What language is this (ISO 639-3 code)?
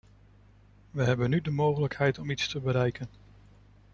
nld